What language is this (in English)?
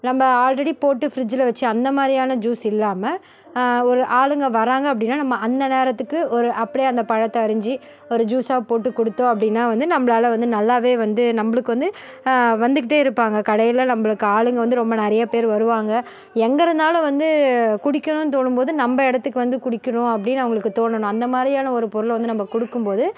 Tamil